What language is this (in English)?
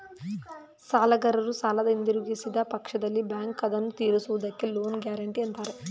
Kannada